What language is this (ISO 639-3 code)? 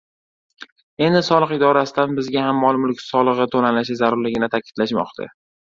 uzb